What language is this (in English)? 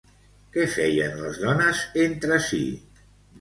Catalan